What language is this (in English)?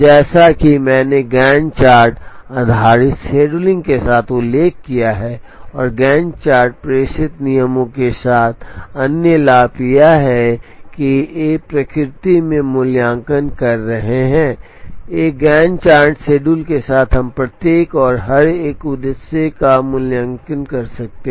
Hindi